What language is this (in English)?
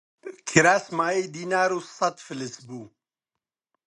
Central Kurdish